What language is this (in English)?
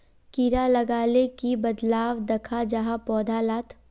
Magahi